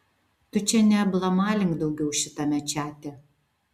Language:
Lithuanian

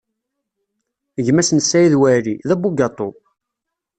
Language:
Kabyle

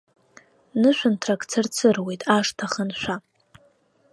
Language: Abkhazian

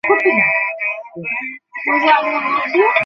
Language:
Bangla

